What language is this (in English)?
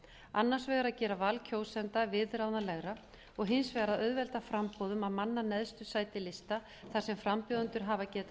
Icelandic